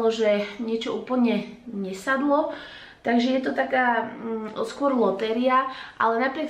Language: Slovak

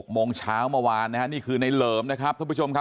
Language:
Thai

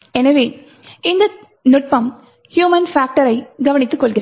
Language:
Tamil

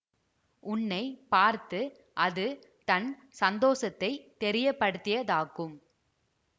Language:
Tamil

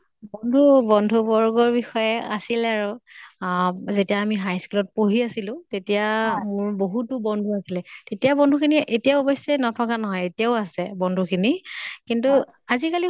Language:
Assamese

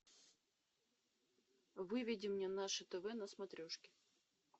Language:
Russian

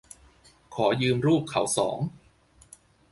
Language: Thai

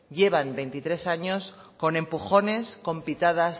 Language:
Spanish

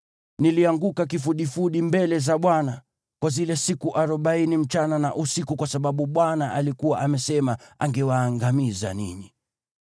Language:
Swahili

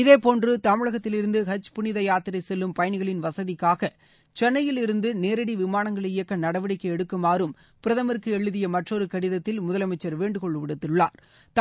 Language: Tamil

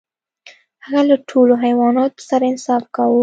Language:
Pashto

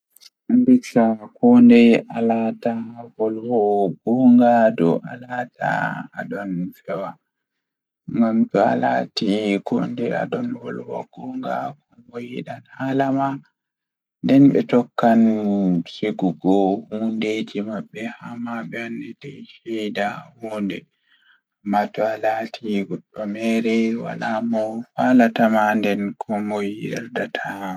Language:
Fula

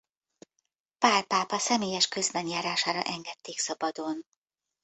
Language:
Hungarian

